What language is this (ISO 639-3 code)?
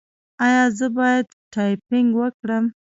pus